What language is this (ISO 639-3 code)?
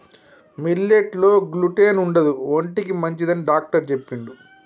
tel